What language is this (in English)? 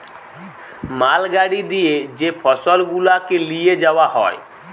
Bangla